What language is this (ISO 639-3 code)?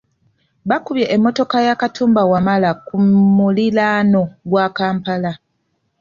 lug